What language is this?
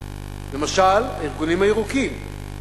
Hebrew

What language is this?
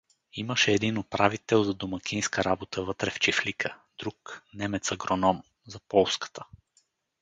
Bulgarian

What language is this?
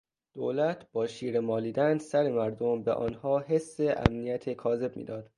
Persian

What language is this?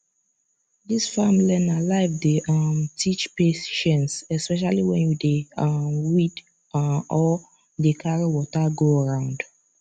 Nigerian Pidgin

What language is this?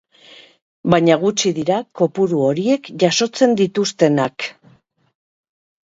Basque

